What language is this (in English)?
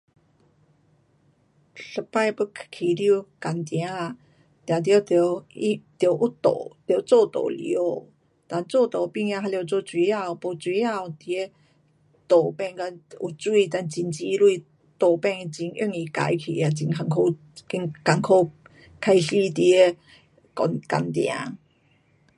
Pu-Xian Chinese